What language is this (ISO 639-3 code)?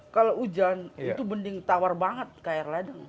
ind